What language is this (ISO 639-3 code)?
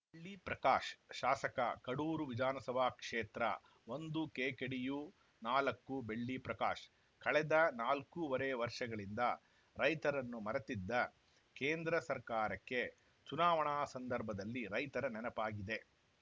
kan